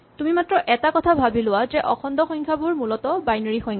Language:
Assamese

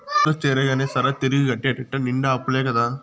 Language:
Telugu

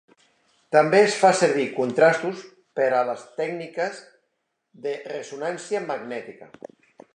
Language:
Catalan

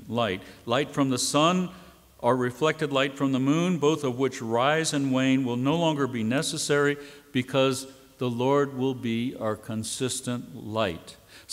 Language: English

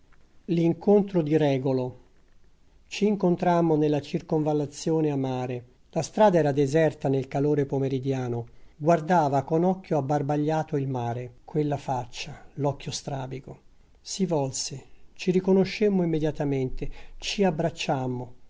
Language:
Italian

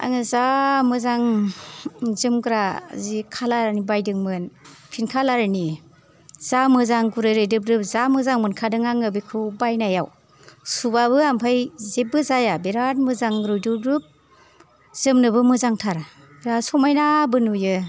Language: Bodo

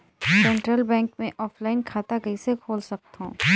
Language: Chhattisgarhi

